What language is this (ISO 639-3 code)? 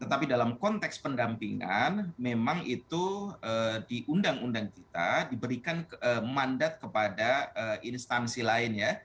ind